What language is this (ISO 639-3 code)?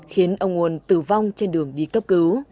vie